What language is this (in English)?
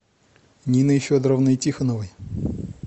Russian